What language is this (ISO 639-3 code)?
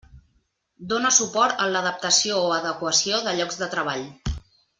cat